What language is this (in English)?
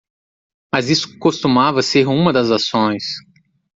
Portuguese